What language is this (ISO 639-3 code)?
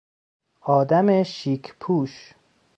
fas